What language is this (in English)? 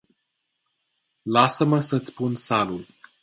Romanian